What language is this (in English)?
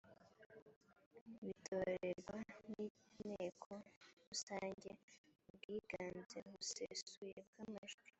Kinyarwanda